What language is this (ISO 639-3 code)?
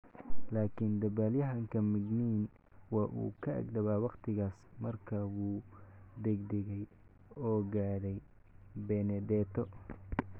som